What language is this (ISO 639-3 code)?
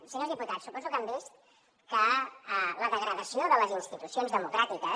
cat